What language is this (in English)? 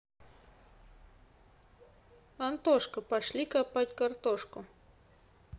Russian